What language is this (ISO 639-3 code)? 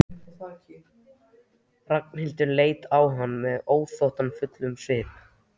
isl